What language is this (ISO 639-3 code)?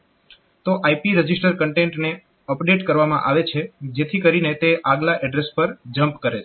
guj